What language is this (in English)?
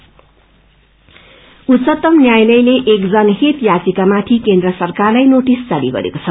Nepali